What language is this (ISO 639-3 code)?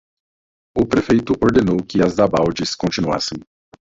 por